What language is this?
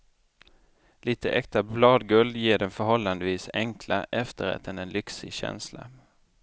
Swedish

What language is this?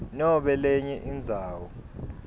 Swati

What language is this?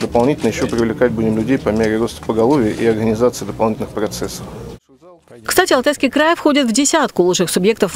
Russian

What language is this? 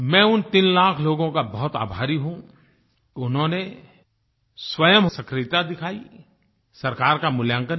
Hindi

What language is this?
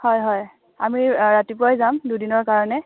Assamese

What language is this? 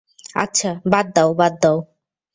Bangla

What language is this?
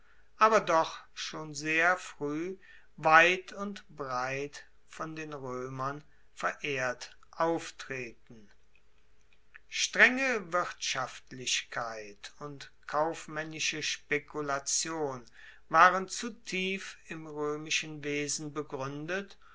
German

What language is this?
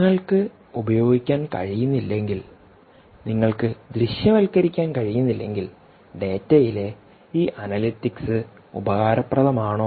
Malayalam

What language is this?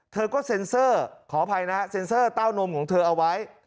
Thai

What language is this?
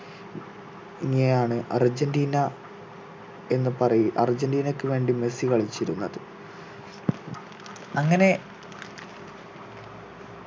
Malayalam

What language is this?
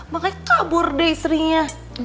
Indonesian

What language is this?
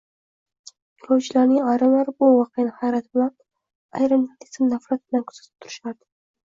Uzbek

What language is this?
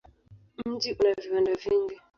Swahili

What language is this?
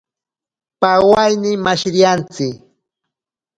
Ashéninka Perené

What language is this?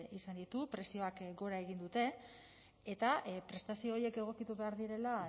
Basque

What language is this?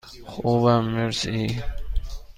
Persian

